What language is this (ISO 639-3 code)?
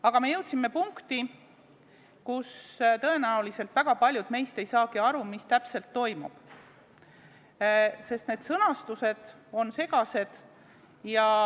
est